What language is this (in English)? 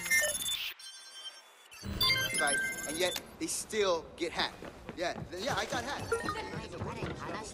Japanese